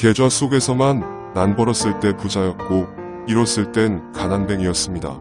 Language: Korean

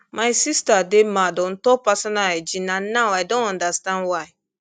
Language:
Nigerian Pidgin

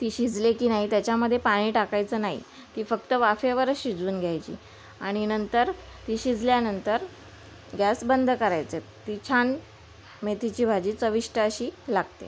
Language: Marathi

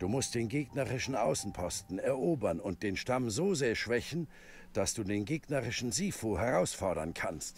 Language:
German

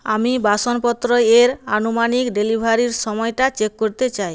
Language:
Bangla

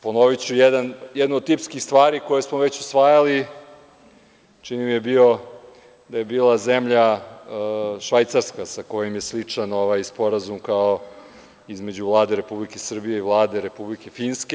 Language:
Serbian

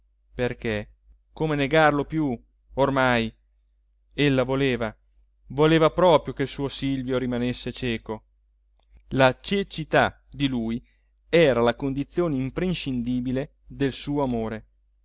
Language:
Italian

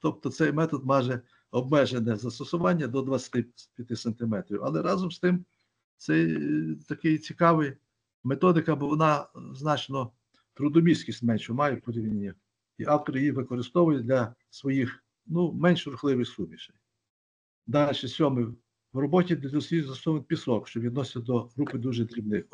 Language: Ukrainian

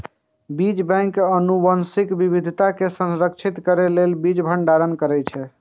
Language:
Maithili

